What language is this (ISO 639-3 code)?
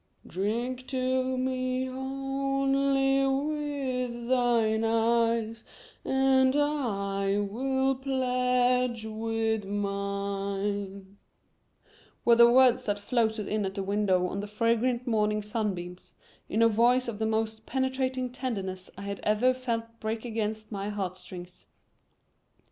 eng